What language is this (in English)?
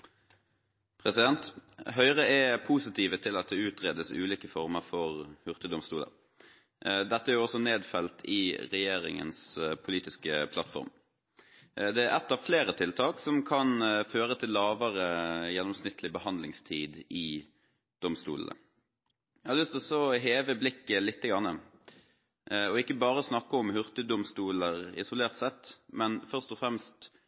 Norwegian